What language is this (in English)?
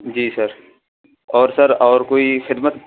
Urdu